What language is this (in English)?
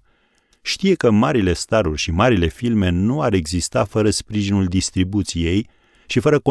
Romanian